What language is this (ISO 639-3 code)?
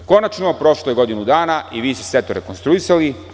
srp